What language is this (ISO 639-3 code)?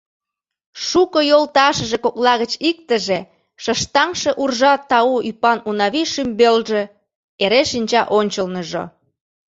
chm